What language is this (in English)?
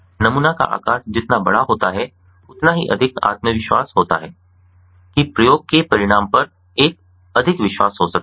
Hindi